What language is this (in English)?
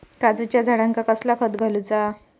Marathi